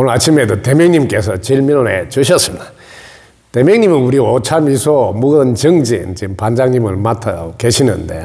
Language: Korean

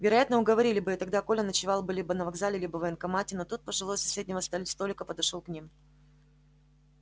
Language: Russian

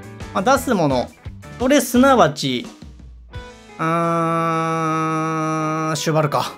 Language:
Japanese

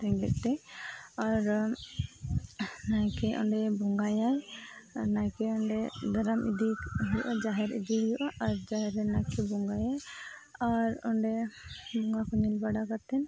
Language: Santali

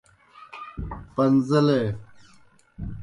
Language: Kohistani Shina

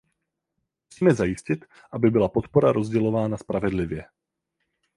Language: Czech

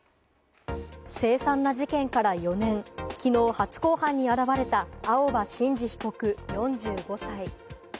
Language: Japanese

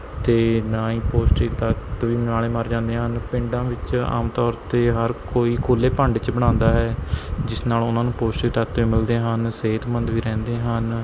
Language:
Punjabi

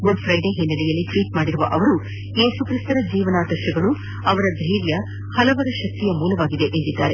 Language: Kannada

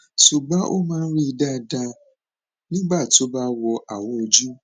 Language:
Yoruba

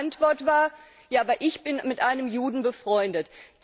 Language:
German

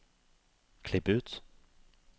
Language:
Norwegian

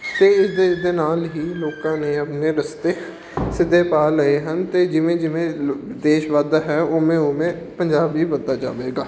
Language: Punjabi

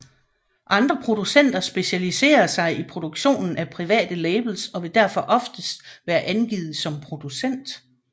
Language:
Danish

